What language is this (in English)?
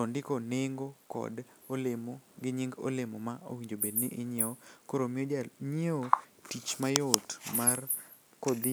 Luo (Kenya and Tanzania)